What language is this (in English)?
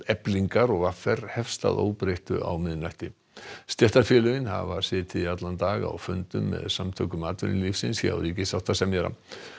Icelandic